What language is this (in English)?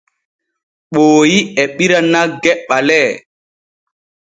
Borgu Fulfulde